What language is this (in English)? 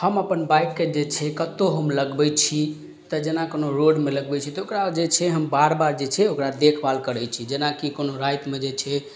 Maithili